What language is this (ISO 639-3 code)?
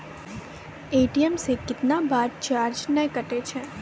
mai